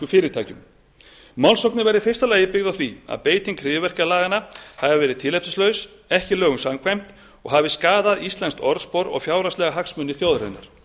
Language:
Icelandic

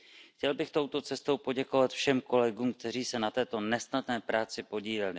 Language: Czech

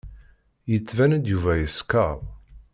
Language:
Kabyle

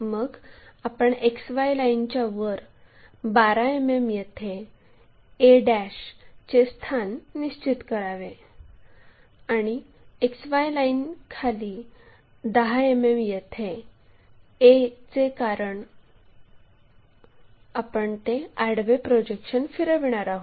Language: Marathi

